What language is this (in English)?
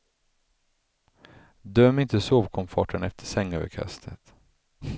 Swedish